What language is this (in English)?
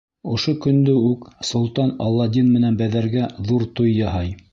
Bashkir